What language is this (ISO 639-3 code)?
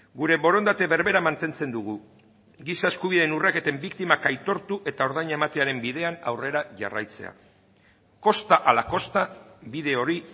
eus